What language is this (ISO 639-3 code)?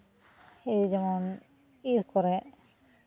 sat